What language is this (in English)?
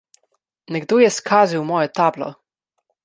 Slovenian